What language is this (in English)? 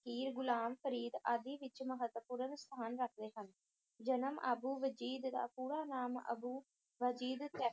Punjabi